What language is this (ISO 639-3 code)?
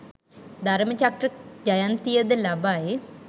sin